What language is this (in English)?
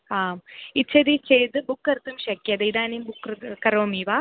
Sanskrit